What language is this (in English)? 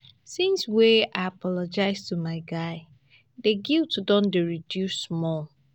Nigerian Pidgin